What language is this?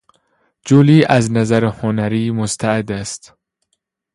Persian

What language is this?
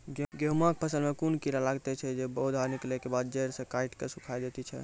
Maithili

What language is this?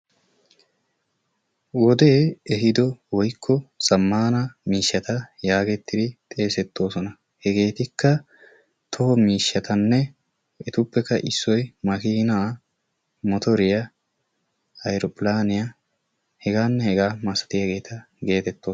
Wolaytta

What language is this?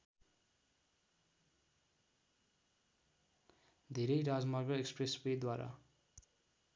Nepali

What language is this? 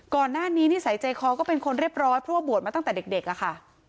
Thai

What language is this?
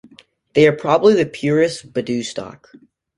English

